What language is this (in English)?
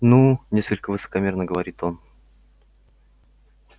Russian